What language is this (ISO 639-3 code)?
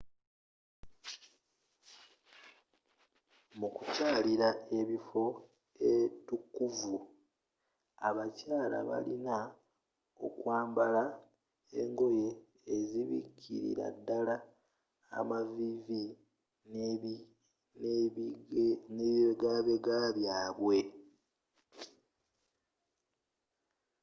lug